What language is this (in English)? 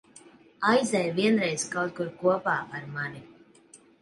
Latvian